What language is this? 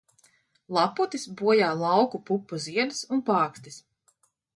Latvian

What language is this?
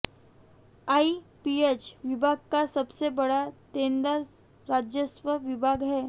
Hindi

